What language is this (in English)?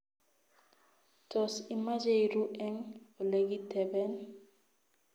Kalenjin